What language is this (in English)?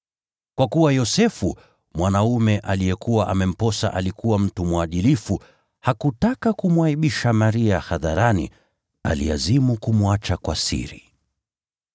Swahili